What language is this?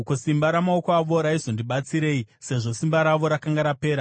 Shona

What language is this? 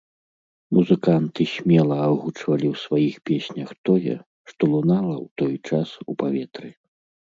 Belarusian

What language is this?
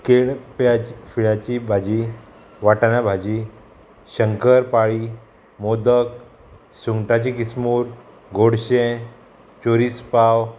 Konkani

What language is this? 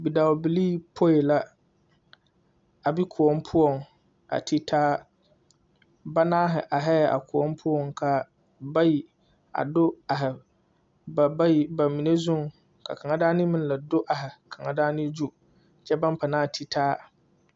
Southern Dagaare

